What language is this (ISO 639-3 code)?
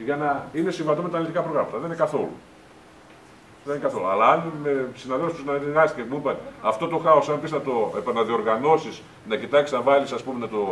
ell